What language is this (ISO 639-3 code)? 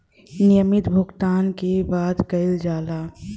bho